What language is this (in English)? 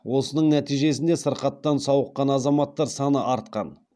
Kazakh